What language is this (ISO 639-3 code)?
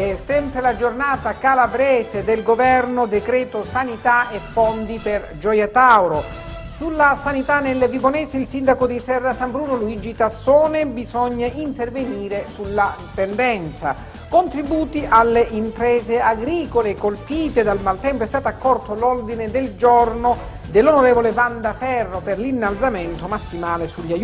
ita